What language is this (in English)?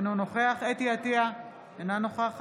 Hebrew